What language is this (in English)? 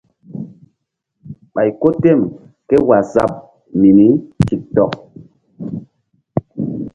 Mbum